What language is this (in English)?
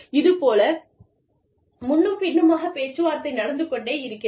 Tamil